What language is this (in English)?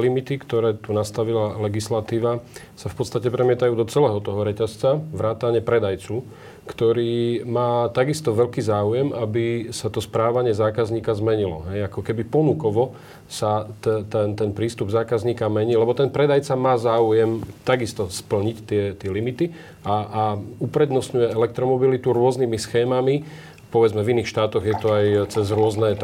Slovak